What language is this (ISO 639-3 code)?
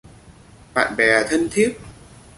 vie